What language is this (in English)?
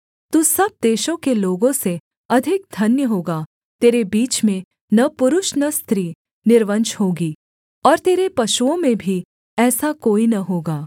Hindi